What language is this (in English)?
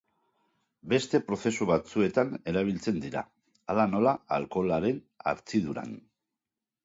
Basque